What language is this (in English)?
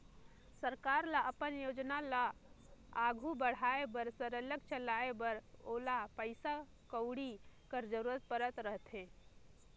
Chhattisgarhi